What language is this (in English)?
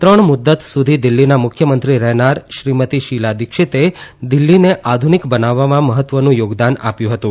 Gujarati